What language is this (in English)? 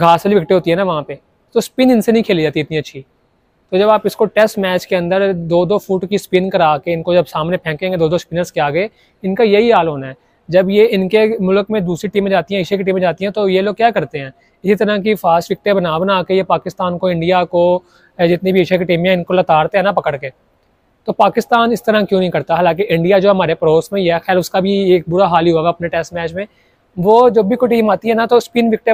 Hindi